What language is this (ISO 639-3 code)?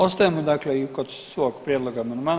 hrv